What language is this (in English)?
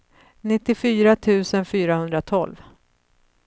Swedish